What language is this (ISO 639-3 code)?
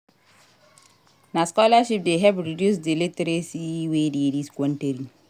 pcm